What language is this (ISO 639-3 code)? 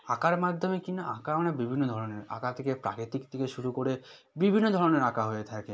ben